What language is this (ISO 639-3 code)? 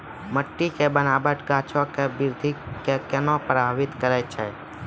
mai